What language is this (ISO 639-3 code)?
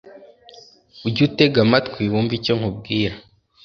kin